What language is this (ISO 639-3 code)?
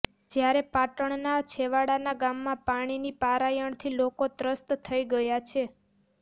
guj